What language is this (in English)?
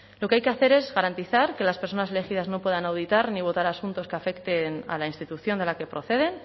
Spanish